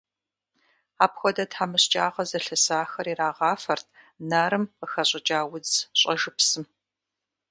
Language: Kabardian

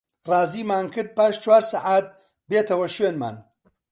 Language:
Central Kurdish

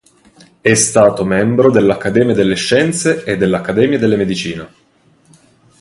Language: Italian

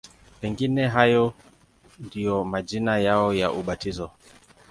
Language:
Swahili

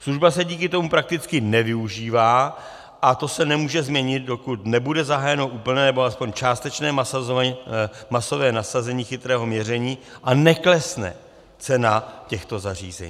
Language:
Czech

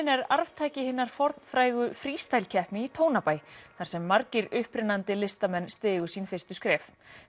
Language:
Icelandic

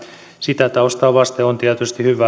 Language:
Finnish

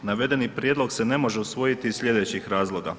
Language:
Croatian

